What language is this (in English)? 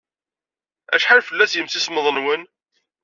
Kabyle